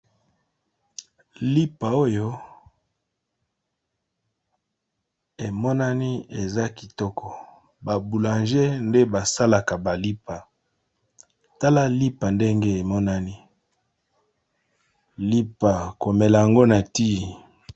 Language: Lingala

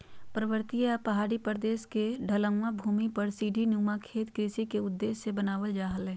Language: Magahi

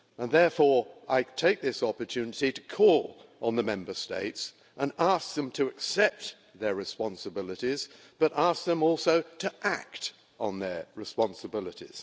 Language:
English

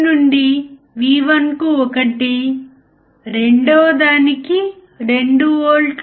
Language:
Telugu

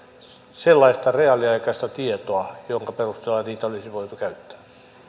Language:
Finnish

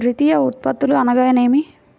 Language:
Telugu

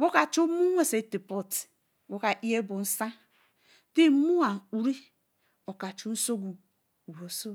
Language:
Eleme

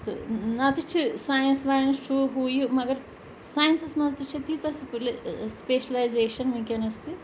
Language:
Kashmiri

